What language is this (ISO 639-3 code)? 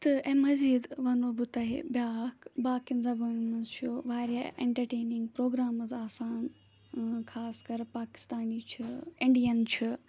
kas